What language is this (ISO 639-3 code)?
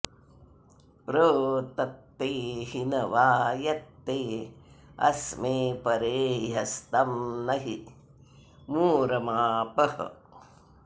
san